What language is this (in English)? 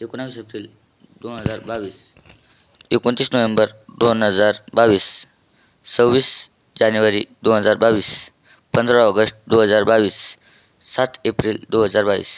Marathi